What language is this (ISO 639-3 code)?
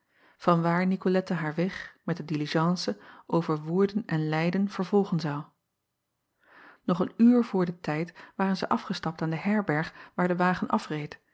nld